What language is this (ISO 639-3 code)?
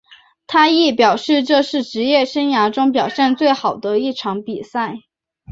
zho